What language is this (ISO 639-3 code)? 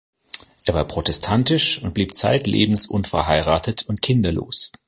deu